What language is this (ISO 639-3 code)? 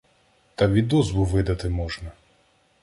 ukr